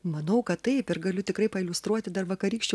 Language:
Lithuanian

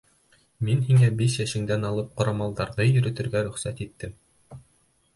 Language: Bashkir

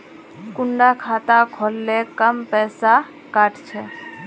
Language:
Magahi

